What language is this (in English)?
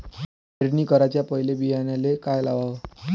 Marathi